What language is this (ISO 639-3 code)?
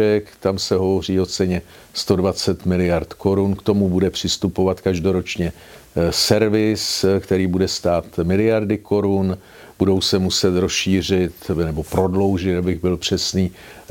ces